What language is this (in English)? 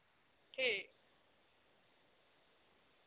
Dogri